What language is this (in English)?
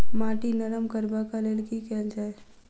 Maithili